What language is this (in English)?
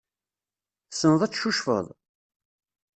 Kabyle